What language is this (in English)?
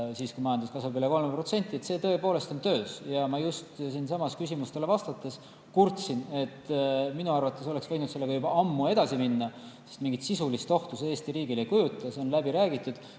Estonian